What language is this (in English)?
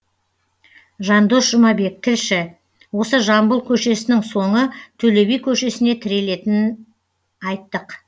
Kazakh